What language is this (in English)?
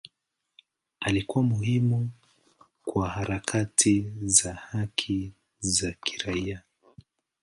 Swahili